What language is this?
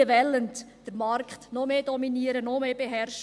Swiss German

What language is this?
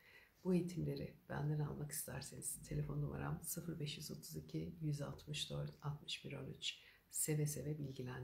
Turkish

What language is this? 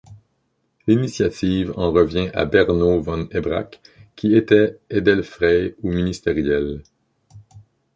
French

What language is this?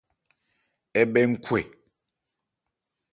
Ebrié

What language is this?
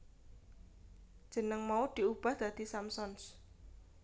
Javanese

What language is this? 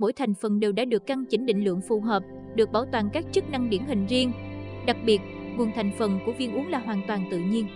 Vietnamese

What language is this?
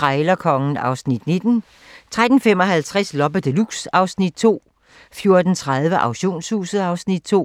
Danish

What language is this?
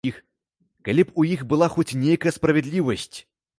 Belarusian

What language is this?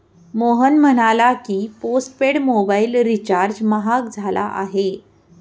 Marathi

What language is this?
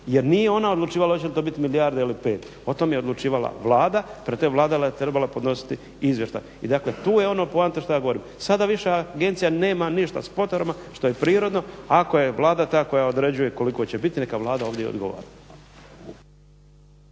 Croatian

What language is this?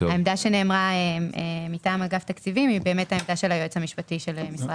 Hebrew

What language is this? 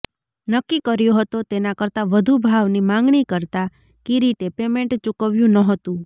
Gujarati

